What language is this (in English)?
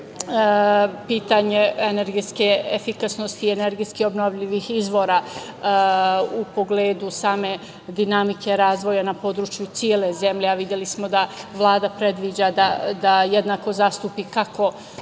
Serbian